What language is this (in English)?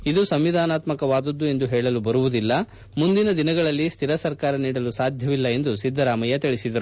Kannada